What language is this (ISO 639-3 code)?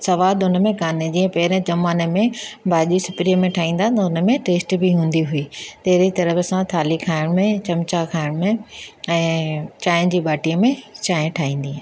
snd